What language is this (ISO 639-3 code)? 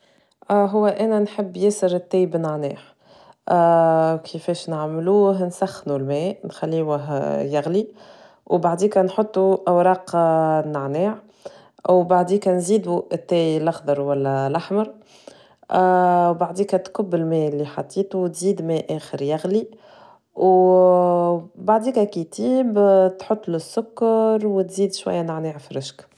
aeb